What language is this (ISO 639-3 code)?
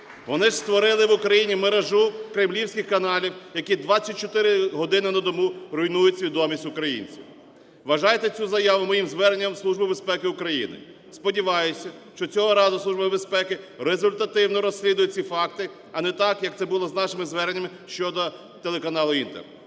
ukr